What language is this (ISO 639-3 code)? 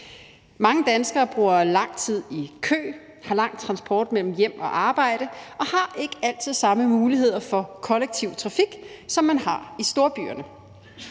dan